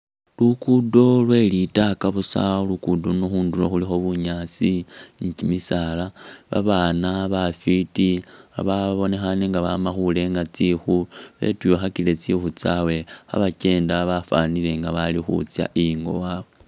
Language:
Masaaba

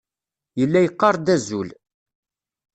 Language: Kabyle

